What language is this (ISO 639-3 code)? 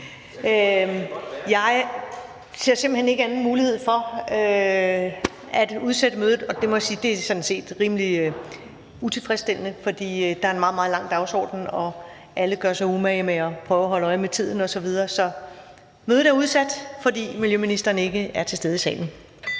dan